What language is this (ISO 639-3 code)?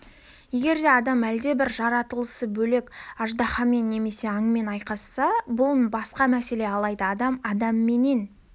kaz